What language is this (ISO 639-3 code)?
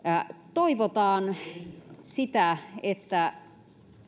fin